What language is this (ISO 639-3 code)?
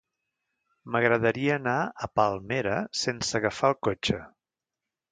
cat